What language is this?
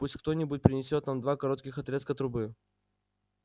Russian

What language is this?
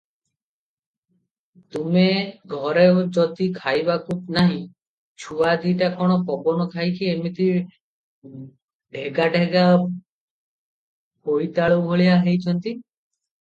Odia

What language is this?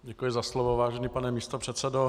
Czech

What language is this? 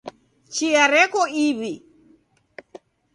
Taita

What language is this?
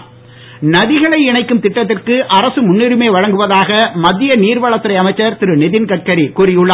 Tamil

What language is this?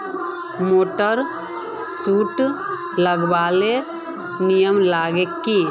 Magahi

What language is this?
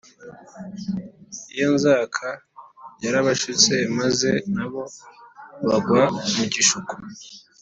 Kinyarwanda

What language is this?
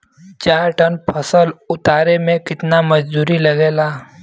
Bhojpuri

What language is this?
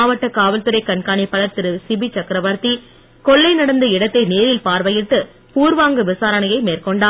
Tamil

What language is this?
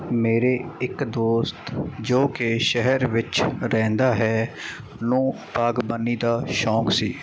Punjabi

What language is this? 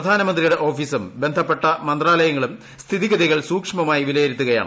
Malayalam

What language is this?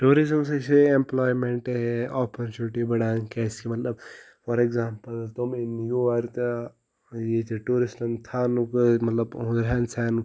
Kashmiri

